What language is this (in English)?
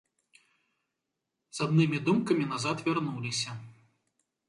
Belarusian